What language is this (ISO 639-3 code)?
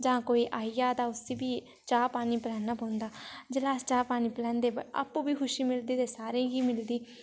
doi